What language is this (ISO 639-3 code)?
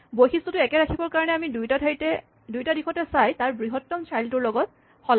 asm